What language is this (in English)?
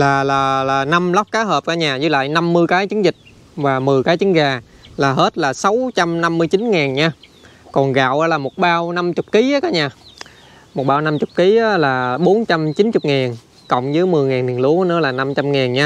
Vietnamese